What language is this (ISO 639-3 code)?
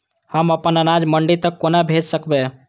mai